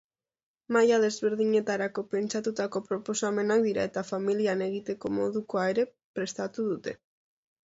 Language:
Basque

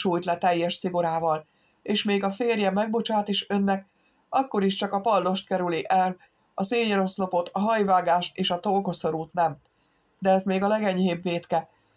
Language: Hungarian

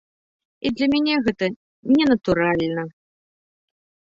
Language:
Belarusian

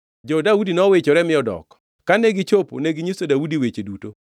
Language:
Luo (Kenya and Tanzania)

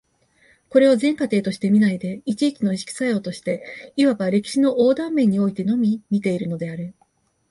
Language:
Japanese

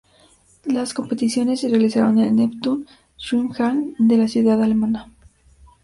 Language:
Spanish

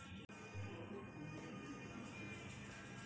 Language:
Telugu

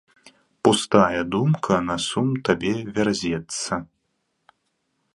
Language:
Belarusian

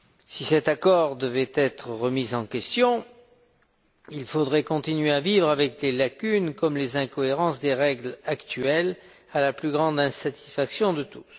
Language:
French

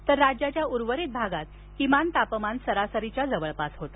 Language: Marathi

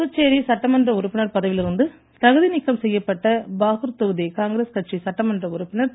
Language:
Tamil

